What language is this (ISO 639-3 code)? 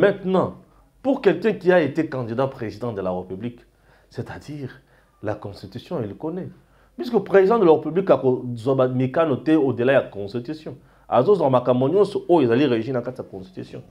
fra